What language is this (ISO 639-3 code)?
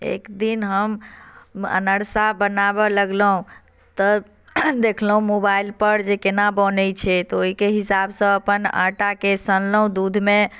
mai